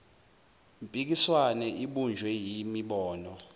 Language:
Zulu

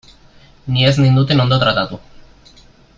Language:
Basque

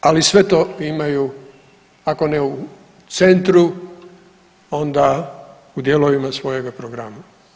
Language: Croatian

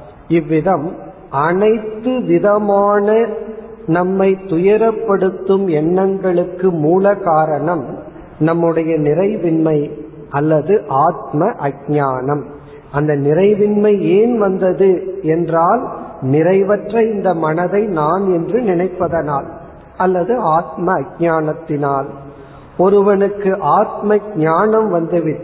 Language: Tamil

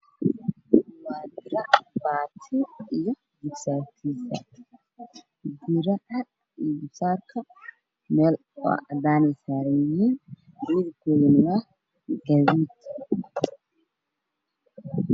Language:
Somali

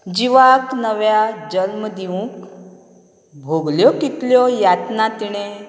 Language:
Konkani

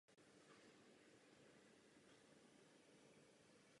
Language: Czech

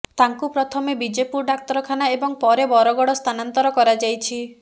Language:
Odia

